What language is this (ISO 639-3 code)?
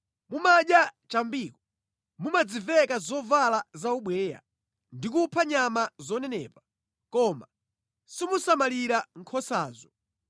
nya